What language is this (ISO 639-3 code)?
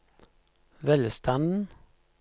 nor